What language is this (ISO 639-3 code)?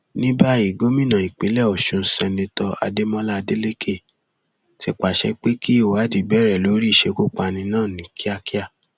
yor